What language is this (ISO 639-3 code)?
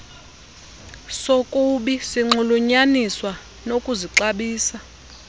xho